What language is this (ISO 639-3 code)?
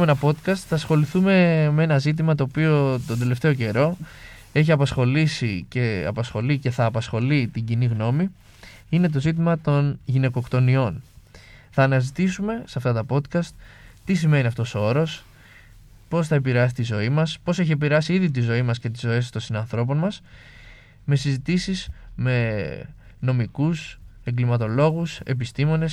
ell